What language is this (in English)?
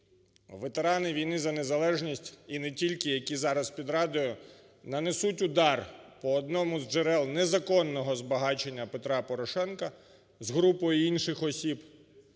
Ukrainian